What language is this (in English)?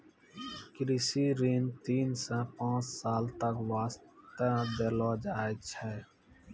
Maithili